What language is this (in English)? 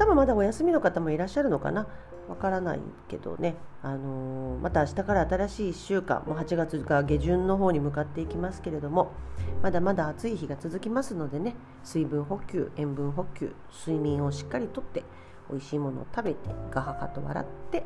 Japanese